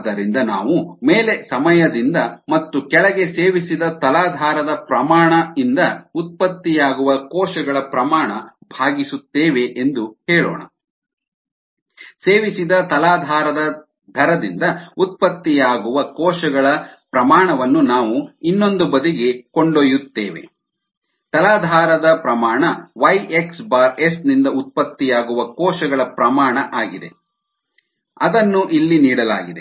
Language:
Kannada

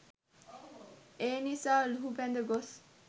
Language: Sinhala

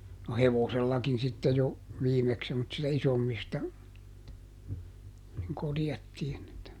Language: Finnish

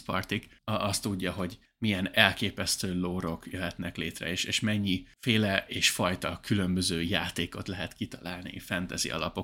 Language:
Hungarian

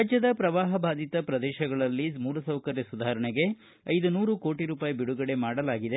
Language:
Kannada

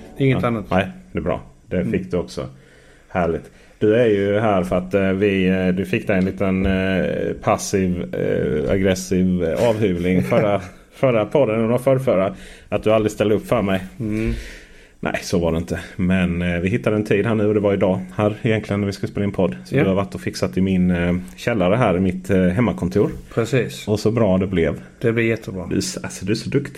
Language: Swedish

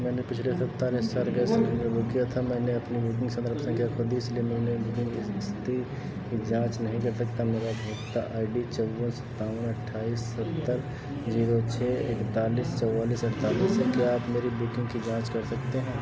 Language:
Hindi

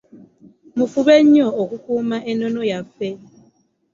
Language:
Ganda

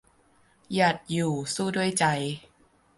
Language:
Thai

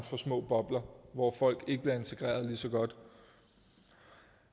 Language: Danish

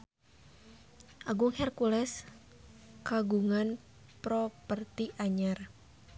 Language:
Sundanese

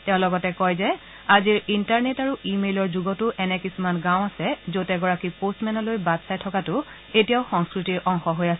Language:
Assamese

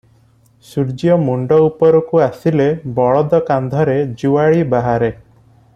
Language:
Odia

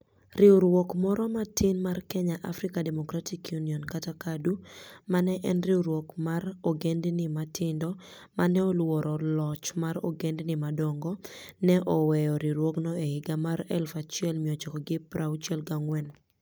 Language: Luo (Kenya and Tanzania)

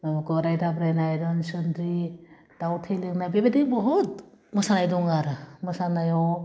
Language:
Bodo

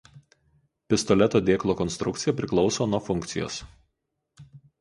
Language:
Lithuanian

